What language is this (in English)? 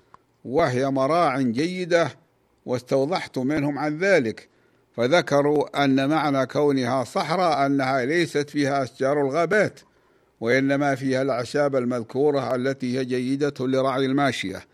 Arabic